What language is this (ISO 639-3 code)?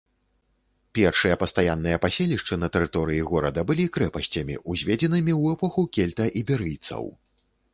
bel